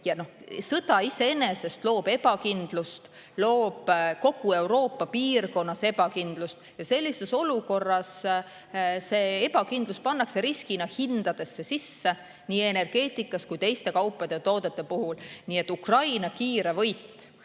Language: Estonian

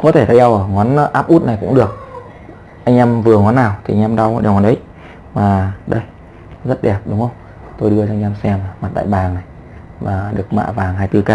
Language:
Vietnamese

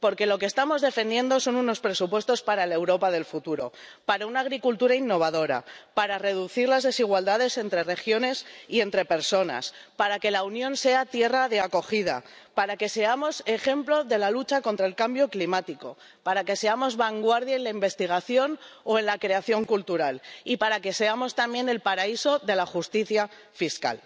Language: Spanish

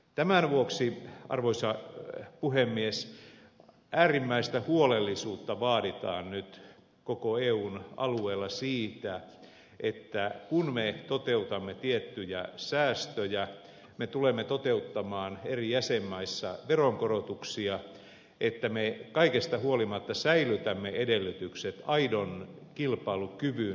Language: Finnish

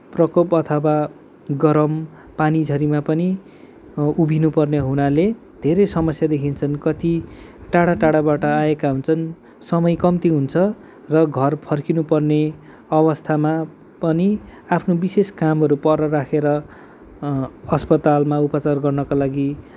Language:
Nepali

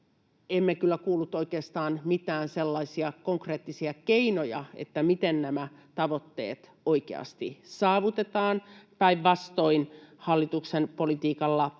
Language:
Finnish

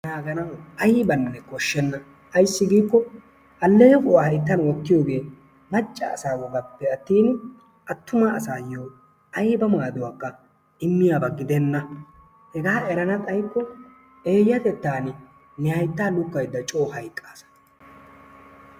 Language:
Wolaytta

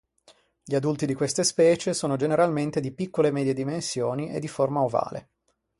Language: Italian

